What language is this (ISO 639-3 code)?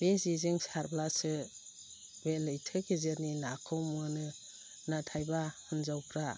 brx